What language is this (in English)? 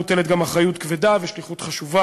Hebrew